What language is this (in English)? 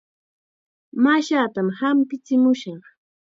Chiquián Ancash Quechua